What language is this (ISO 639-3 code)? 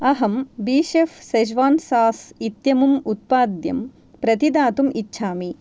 san